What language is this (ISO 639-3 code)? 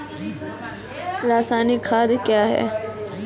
mai